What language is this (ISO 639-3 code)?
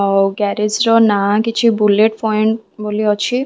ori